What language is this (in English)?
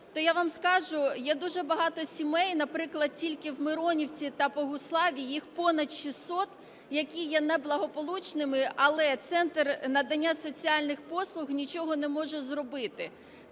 Ukrainian